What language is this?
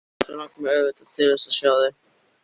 Icelandic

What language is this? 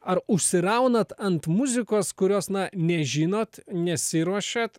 Lithuanian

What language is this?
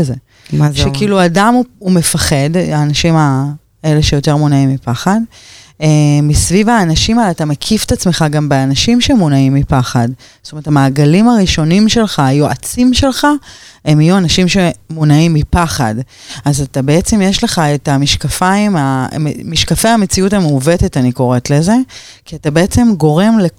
Hebrew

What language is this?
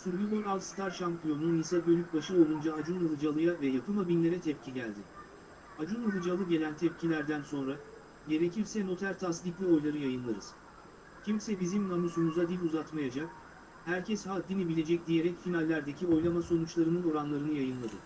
Turkish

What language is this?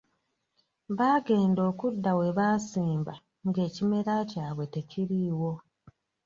Ganda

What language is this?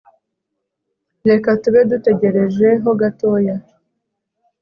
Kinyarwanda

